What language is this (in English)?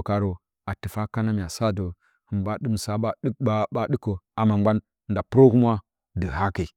Bacama